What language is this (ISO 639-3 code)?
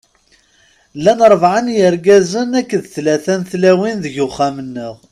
kab